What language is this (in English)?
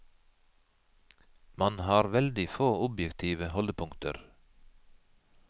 Norwegian